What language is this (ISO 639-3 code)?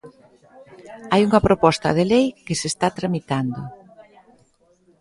glg